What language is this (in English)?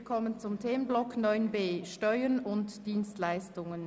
Swiss German